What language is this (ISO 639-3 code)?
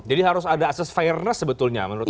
ind